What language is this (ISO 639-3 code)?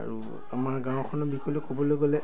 asm